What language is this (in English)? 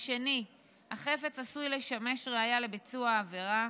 Hebrew